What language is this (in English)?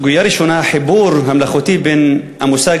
Hebrew